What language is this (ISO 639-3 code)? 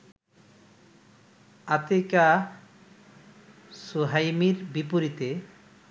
ben